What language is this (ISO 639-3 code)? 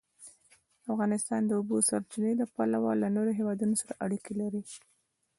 pus